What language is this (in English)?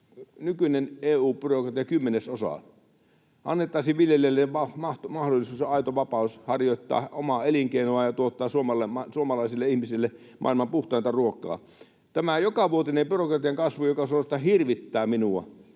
Finnish